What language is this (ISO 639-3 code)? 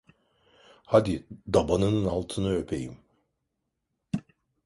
tur